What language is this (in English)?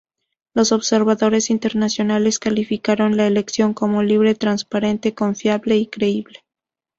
Spanish